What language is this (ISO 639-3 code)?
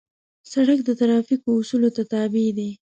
pus